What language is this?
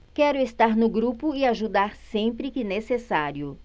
Portuguese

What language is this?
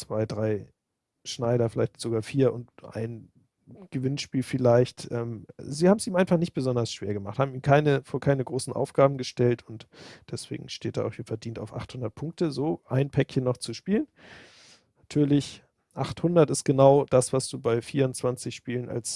German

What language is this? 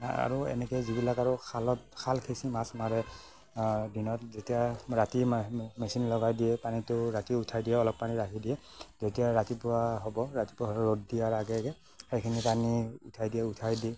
Assamese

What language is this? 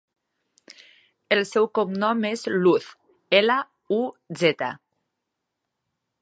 Catalan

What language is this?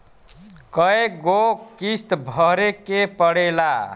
Bhojpuri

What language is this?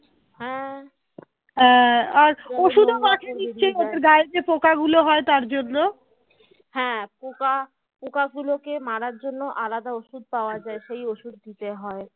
Bangla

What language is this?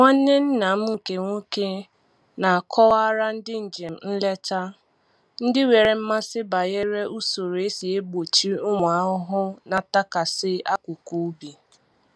Igbo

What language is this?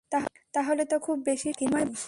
Bangla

